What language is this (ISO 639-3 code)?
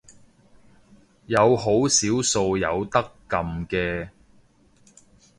yue